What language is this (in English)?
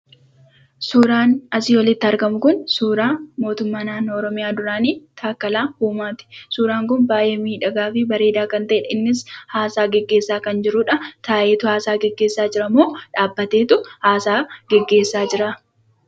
Oromo